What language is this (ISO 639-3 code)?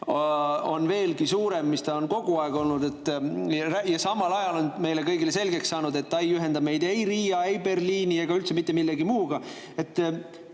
est